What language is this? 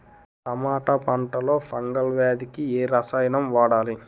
Telugu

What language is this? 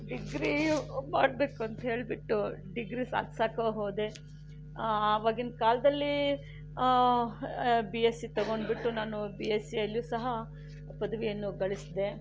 Kannada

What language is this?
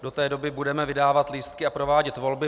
Czech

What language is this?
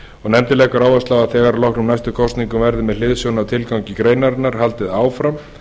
Icelandic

